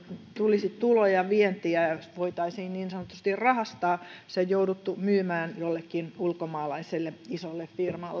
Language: Finnish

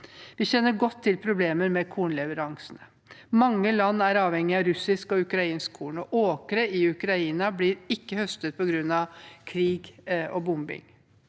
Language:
Norwegian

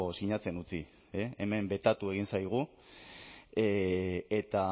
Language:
Basque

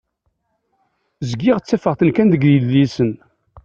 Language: Kabyle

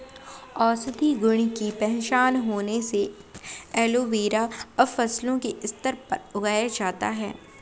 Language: Hindi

